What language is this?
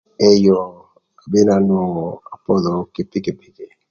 Thur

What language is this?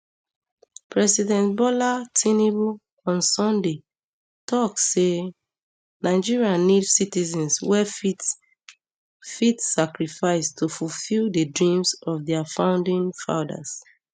Nigerian Pidgin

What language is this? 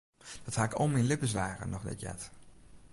Western Frisian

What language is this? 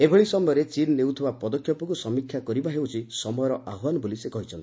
Odia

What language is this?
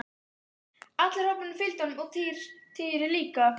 Icelandic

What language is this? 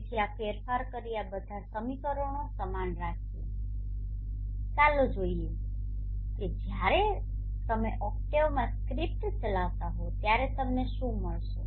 Gujarati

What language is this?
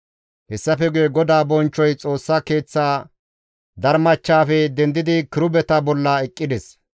Gamo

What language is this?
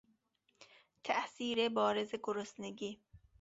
Persian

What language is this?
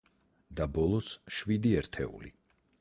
Georgian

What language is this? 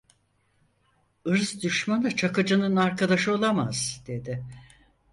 Turkish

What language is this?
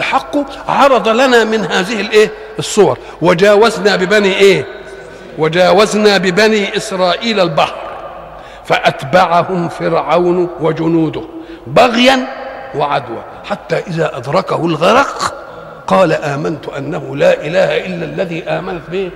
Arabic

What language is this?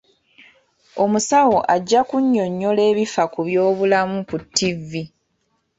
Ganda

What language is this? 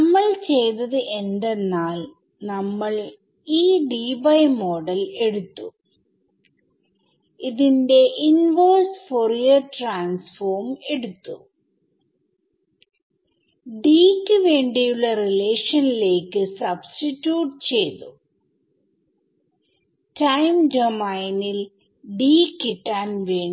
Malayalam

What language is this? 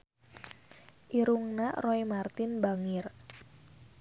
Sundanese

